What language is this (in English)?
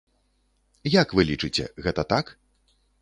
Belarusian